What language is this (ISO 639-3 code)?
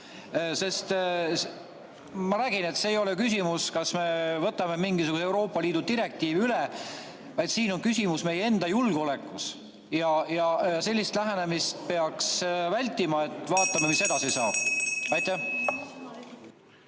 est